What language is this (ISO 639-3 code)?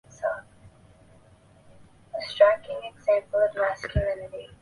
zho